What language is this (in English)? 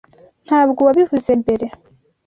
Kinyarwanda